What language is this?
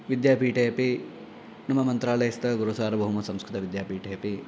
Sanskrit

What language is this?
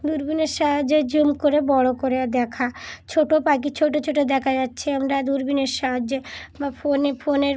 Bangla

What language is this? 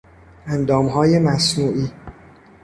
Persian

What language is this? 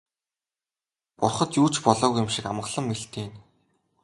Mongolian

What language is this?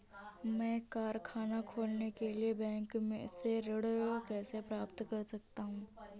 Hindi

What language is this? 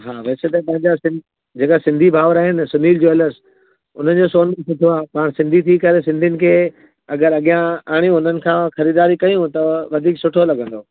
Sindhi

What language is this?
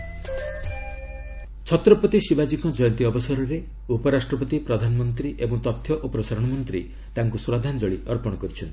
Odia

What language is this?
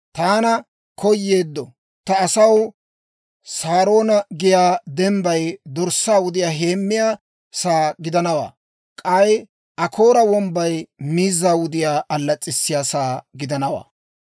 Dawro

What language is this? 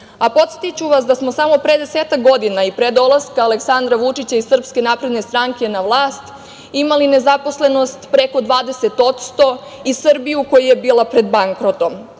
Serbian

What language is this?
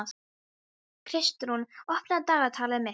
Icelandic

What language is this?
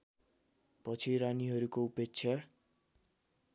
Nepali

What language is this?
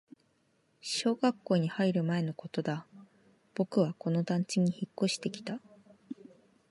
Japanese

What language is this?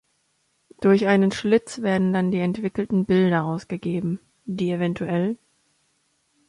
German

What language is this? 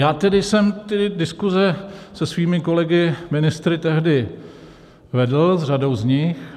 Czech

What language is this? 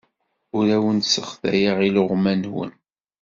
Kabyle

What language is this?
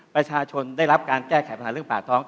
Thai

